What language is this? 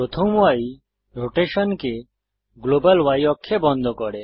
Bangla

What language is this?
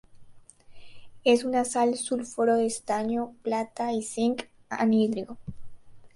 Spanish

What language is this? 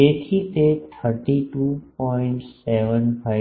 Gujarati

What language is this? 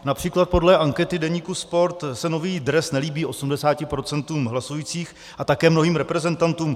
Czech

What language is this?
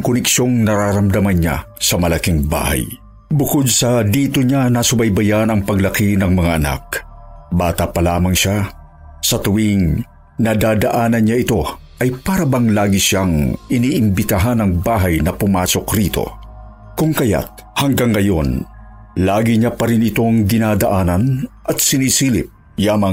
Filipino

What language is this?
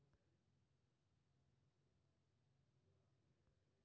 Maithili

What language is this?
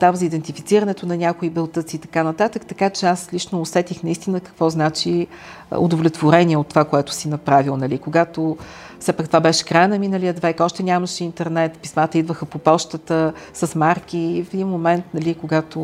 Bulgarian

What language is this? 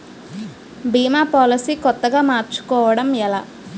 Telugu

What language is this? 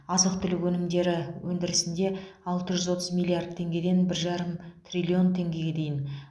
Kazakh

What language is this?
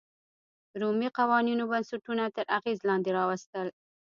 Pashto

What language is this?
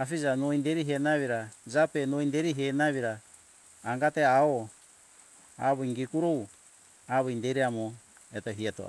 Hunjara-Kaina Ke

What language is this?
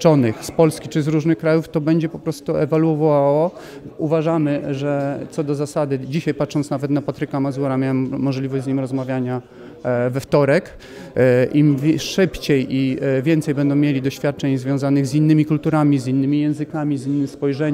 Polish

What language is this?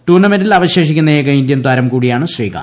Malayalam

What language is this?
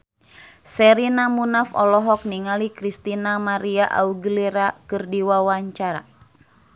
Sundanese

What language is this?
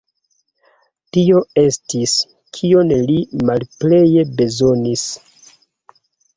Esperanto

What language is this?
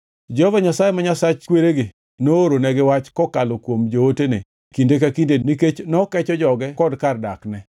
Luo (Kenya and Tanzania)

